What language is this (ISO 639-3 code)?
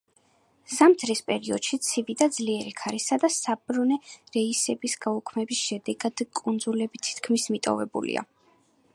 kat